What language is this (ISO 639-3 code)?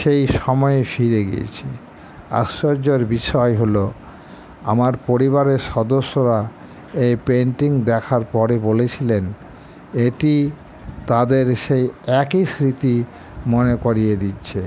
ben